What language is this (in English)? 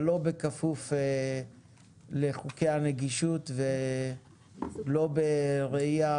Hebrew